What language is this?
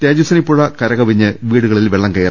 Malayalam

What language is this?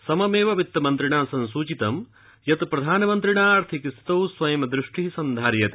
Sanskrit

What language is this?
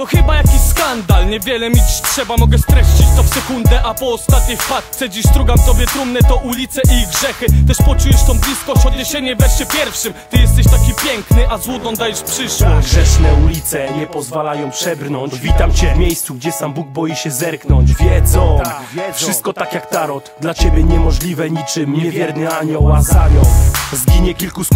Polish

